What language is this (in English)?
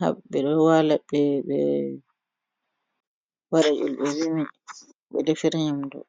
Fula